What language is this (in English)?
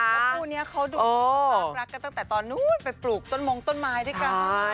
Thai